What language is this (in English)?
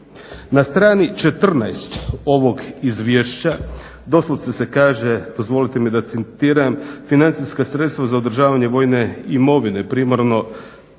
Croatian